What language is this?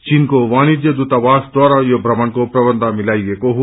Nepali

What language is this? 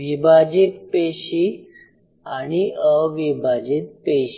Marathi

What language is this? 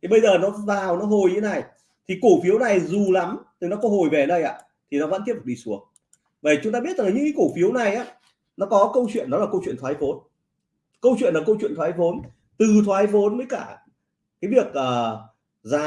Vietnamese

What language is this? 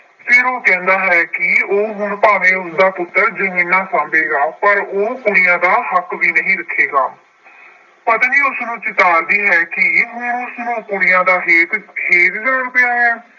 Punjabi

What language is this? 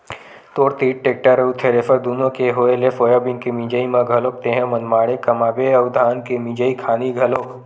Chhattisgarhi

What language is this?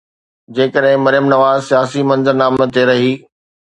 Sindhi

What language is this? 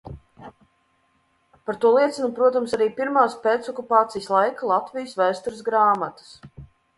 Latvian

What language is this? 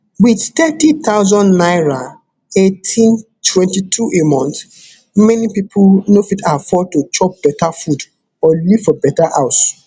Nigerian Pidgin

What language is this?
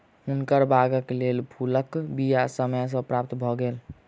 Maithili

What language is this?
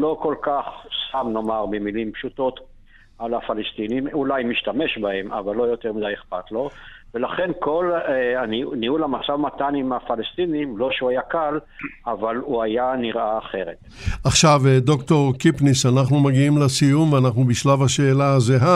Hebrew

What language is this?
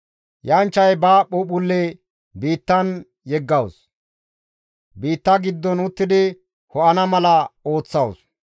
Gamo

